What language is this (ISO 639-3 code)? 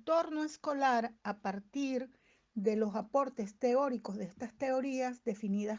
spa